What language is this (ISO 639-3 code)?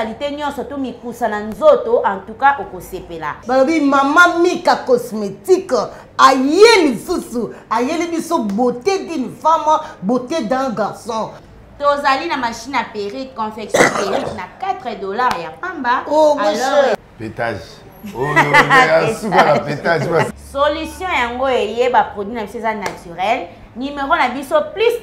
fra